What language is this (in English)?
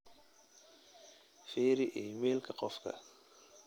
Somali